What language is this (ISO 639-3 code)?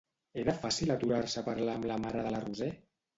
cat